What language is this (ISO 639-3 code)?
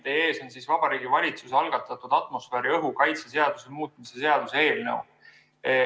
est